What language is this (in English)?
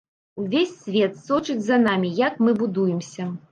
Belarusian